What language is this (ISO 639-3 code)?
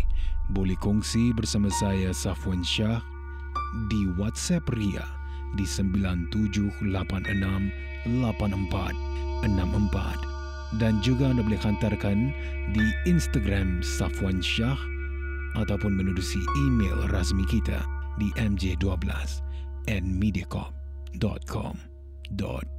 msa